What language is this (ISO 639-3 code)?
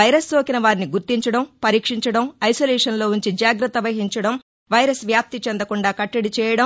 tel